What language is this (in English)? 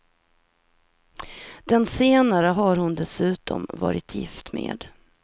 Swedish